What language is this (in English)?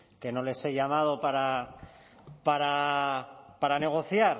Spanish